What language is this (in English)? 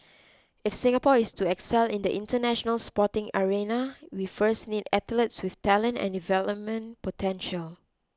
English